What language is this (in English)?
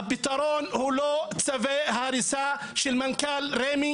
Hebrew